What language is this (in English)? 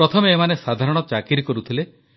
Odia